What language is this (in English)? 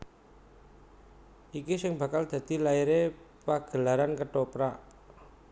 Javanese